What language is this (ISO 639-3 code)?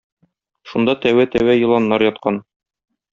tat